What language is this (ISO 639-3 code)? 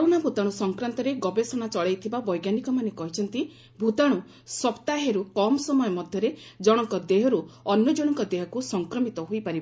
ori